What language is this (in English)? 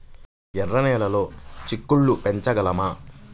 Telugu